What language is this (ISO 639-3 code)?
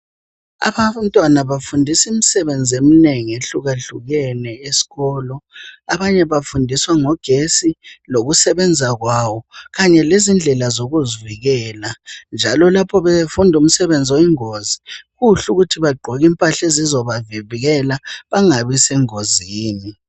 nde